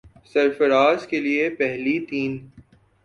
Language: Urdu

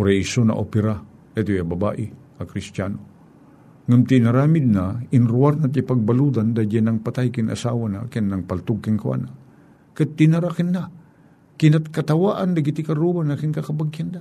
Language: Filipino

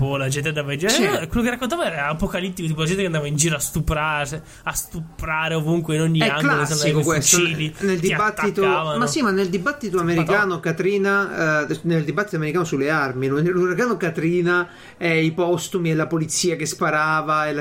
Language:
Italian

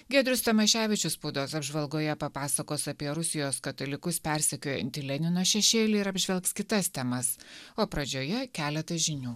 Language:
Lithuanian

